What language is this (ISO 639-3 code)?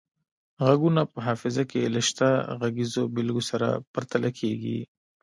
pus